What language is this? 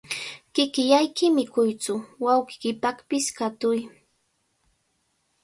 Cajatambo North Lima Quechua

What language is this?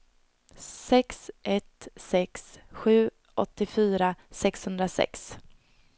Swedish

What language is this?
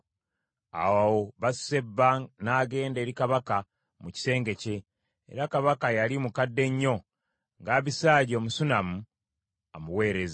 Ganda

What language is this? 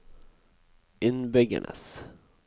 Norwegian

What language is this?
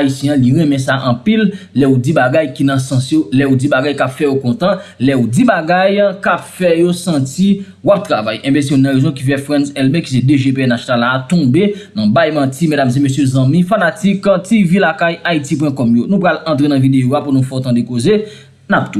French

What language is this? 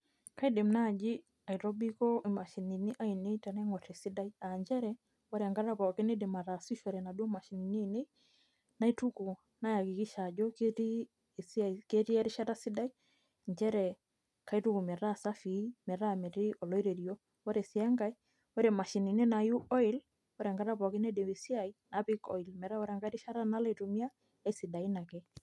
Masai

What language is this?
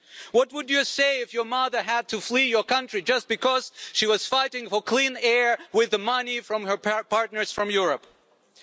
English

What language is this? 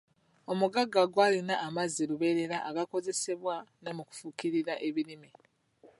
Ganda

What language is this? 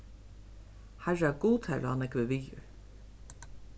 Faroese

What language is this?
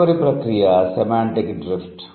Telugu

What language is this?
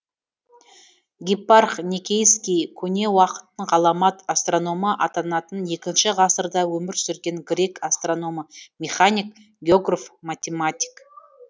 Kazakh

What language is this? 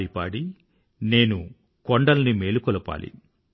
Telugu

